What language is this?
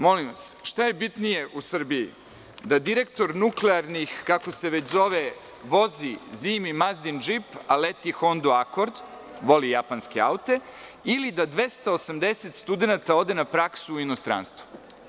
Serbian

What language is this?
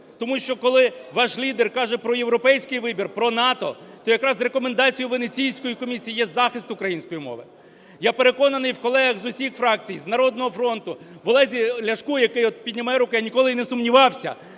Ukrainian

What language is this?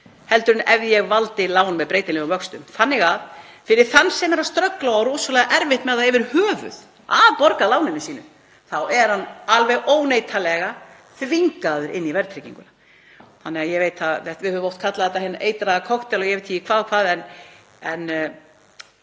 Icelandic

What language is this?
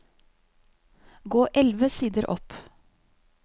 Norwegian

